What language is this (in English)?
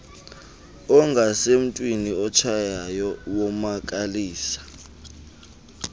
Xhosa